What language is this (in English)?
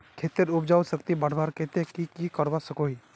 Magahi